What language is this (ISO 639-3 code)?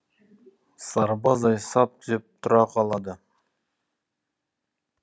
kaz